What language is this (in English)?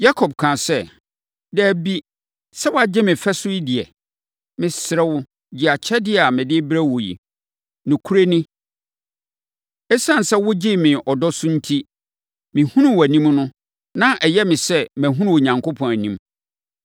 Akan